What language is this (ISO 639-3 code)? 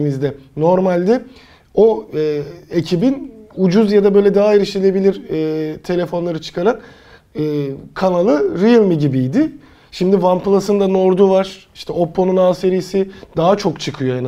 tur